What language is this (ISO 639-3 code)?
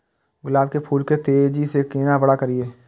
mai